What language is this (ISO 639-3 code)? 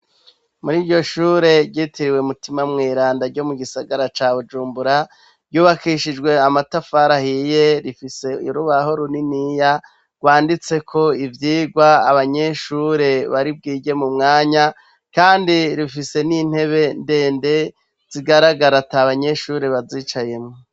run